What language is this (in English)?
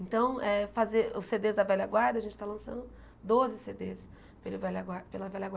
Portuguese